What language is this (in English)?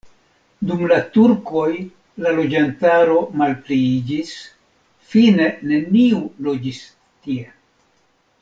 Esperanto